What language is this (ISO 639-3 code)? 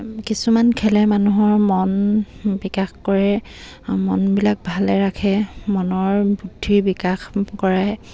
asm